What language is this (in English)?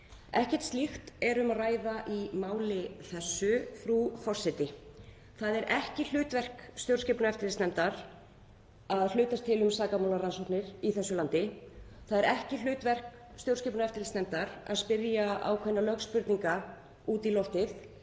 Icelandic